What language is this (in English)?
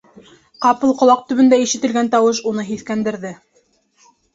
Bashkir